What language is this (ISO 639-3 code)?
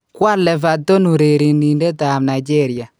kln